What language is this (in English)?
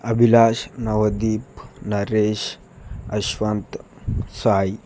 Telugu